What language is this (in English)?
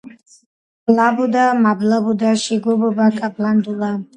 Georgian